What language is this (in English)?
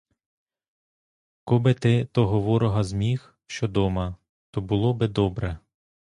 Ukrainian